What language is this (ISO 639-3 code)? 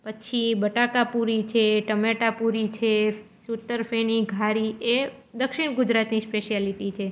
guj